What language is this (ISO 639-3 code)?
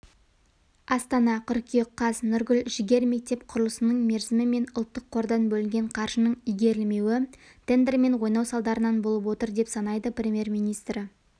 kaz